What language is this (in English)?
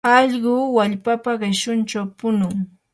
Yanahuanca Pasco Quechua